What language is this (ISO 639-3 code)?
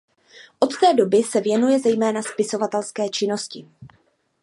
ces